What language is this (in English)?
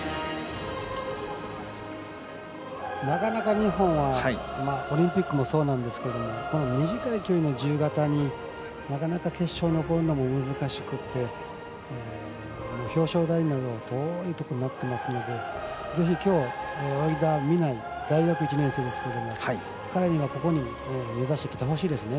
Japanese